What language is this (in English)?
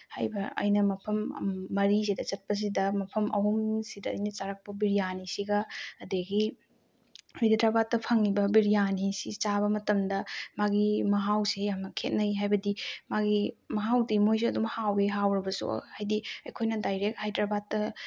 Manipuri